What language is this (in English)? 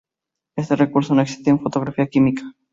Spanish